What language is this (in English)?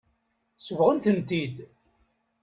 Kabyle